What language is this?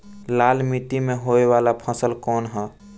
Bhojpuri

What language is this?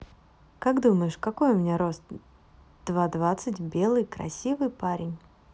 Russian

